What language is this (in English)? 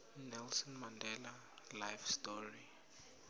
South Ndebele